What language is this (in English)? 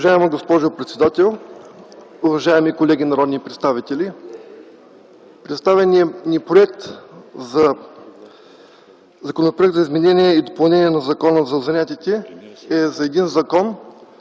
Bulgarian